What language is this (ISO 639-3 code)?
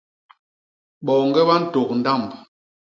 bas